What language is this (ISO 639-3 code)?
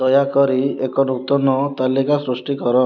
ori